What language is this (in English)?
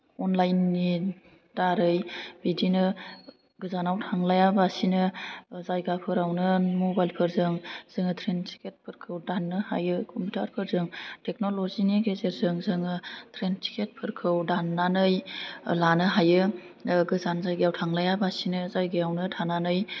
Bodo